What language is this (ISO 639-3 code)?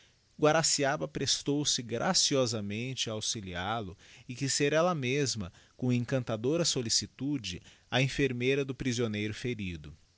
por